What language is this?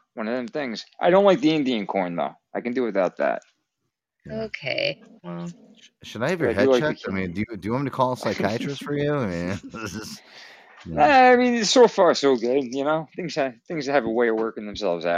English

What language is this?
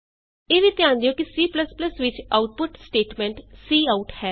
Punjabi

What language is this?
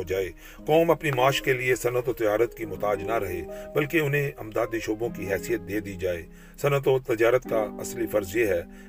Urdu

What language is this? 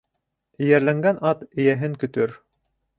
Bashkir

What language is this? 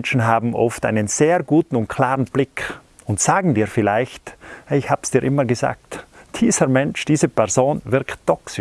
German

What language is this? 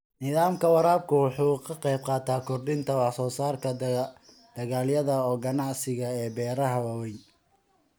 Somali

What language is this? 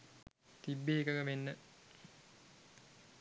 Sinhala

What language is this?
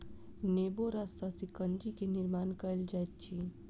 Maithili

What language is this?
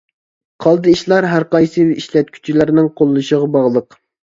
Uyghur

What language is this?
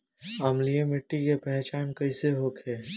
Bhojpuri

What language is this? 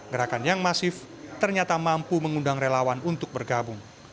Indonesian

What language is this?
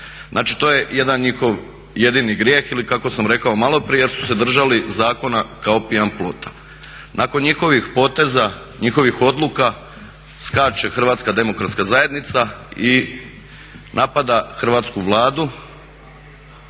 Croatian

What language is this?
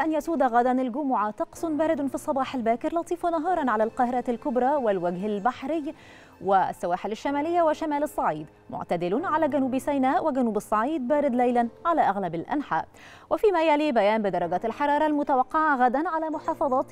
Arabic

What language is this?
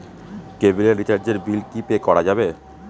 Bangla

